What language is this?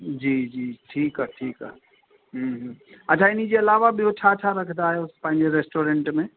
Sindhi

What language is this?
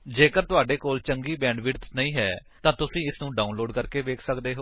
Punjabi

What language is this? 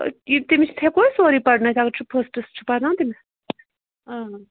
Kashmiri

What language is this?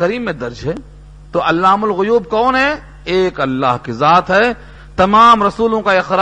Urdu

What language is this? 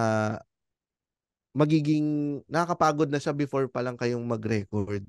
Filipino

